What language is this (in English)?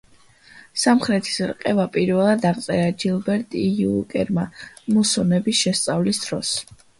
Georgian